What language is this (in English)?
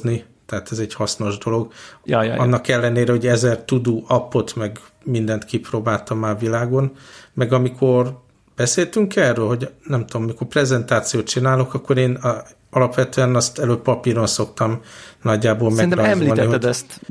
Hungarian